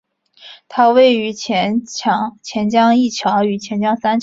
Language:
Chinese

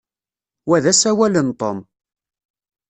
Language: Kabyle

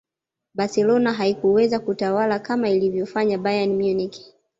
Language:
Swahili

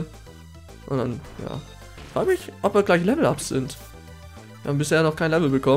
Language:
German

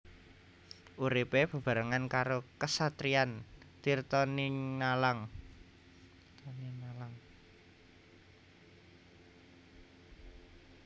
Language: Javanese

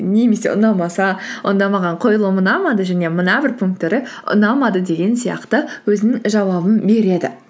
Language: Kazakh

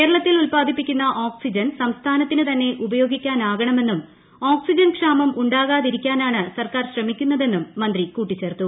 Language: Malayalam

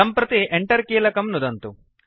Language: Sanskrit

